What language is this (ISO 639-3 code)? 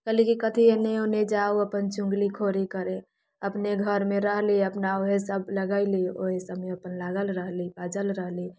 mai